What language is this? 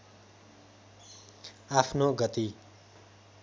Nepali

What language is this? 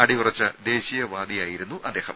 Malayalam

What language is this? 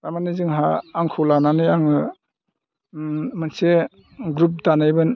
Bodo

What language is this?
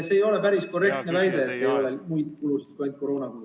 Estonian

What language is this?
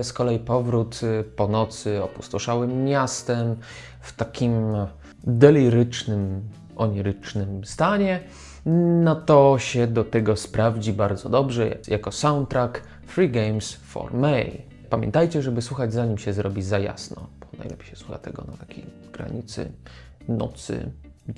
Polish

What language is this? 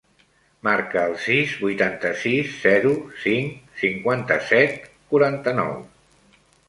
Catalan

